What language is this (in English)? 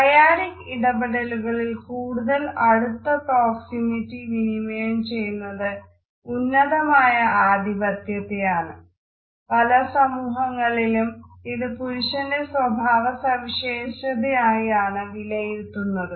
Malayalam